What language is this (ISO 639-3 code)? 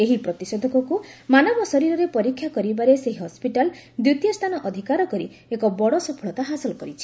ori